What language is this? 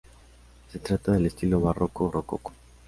Spanish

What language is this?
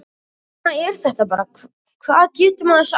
Icelandic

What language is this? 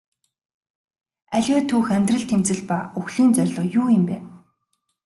Mongolian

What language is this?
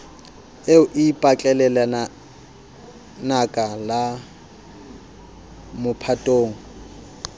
Southern Sotho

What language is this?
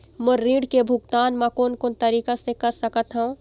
Chhattisgarhi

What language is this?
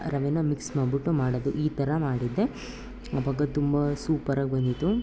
Kannada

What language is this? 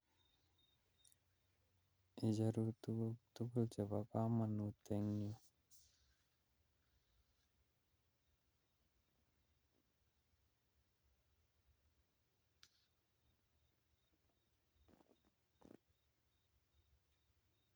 Kalenjin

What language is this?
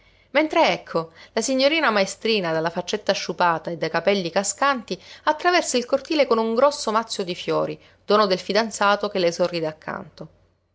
Italian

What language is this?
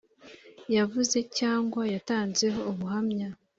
Kinyarwanda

